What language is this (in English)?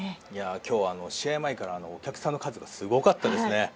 Japanese